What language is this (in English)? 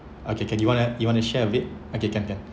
English